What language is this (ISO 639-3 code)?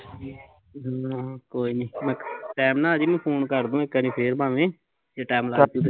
pan